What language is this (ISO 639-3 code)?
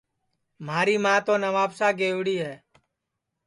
ssi